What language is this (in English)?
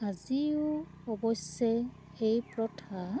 Assamese